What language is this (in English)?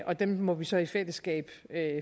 Danish